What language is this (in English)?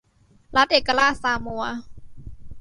Thai